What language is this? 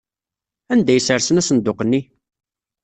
Kabyle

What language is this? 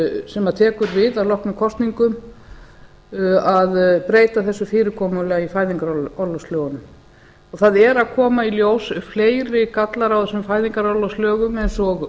Icelandic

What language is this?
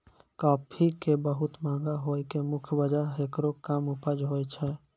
Maithili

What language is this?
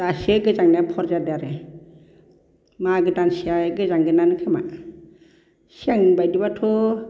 Bodo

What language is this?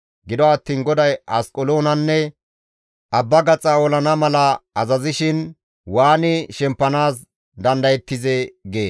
Gamo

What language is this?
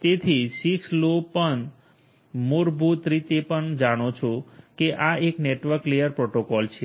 Gujarati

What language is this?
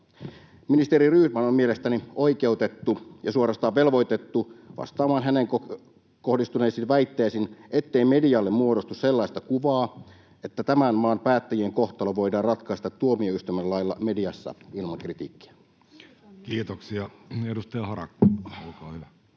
Finnish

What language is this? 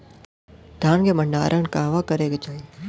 Bhojpuri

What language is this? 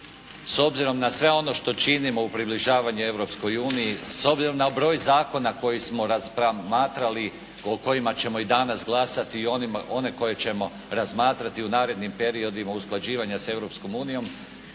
Croatian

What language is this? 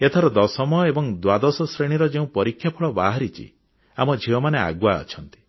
Odia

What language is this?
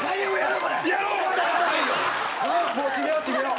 Japanese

